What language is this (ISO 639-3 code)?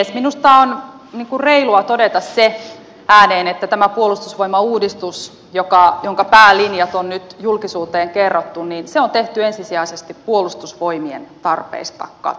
fin